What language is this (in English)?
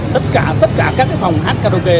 Vietnamese